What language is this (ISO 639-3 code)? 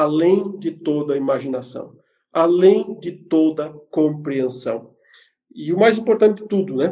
por